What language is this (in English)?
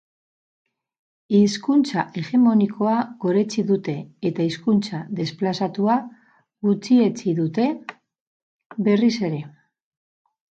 Basque